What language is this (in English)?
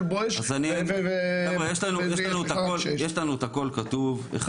Hebrew